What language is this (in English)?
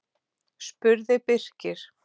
Icelandic